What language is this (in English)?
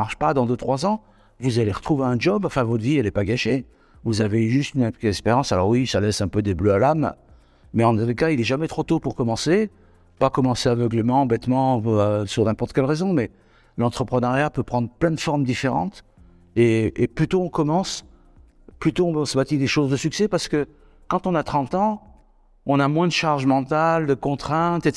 French